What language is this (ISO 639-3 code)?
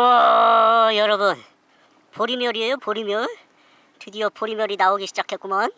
kor